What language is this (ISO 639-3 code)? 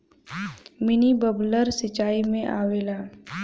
bho